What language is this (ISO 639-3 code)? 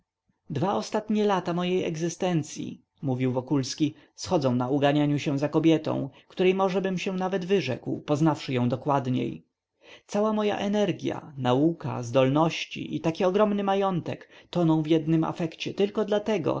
pol